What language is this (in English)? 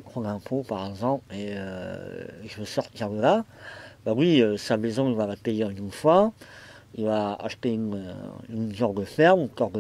French